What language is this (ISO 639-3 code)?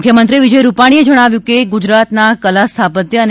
guj